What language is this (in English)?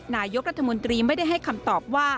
Thai